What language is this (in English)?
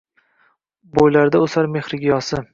Uzbek